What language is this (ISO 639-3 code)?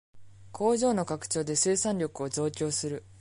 jpn